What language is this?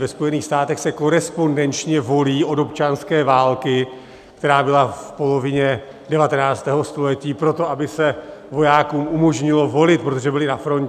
Czech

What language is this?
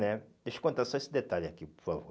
Portuguese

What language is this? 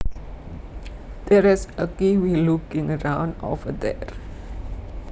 Javanese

